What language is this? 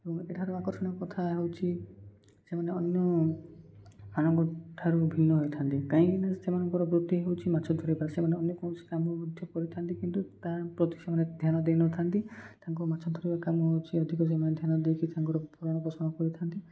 Odia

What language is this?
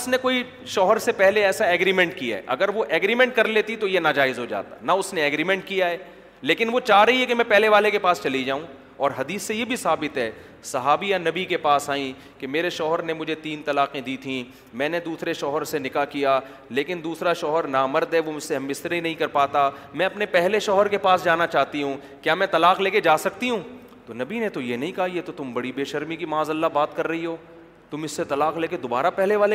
Urdu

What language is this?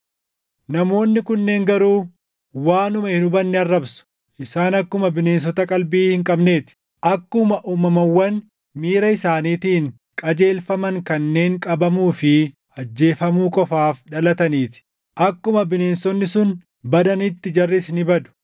Oromo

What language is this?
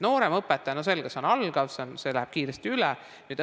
Estonian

